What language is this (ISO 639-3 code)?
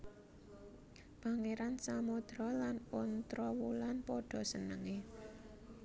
jav